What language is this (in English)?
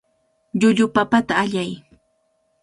Cajatambo North Lima Quechua